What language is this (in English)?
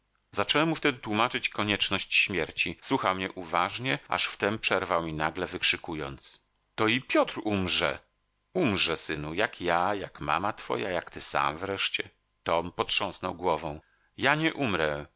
Polish